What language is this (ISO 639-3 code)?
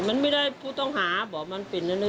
tha